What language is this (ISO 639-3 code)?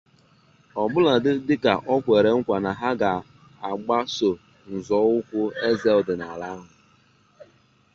ibo